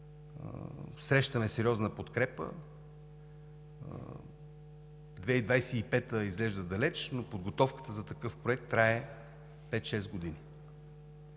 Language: Bulgarian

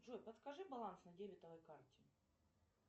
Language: Russian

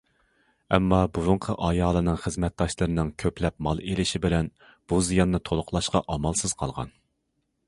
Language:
Uyghur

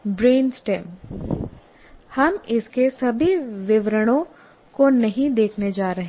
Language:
Hindi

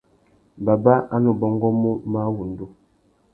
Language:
Tuki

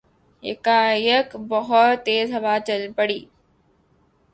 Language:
Urdu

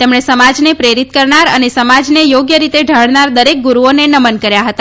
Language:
Gujarati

